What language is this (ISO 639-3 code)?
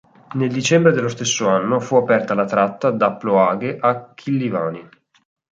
ita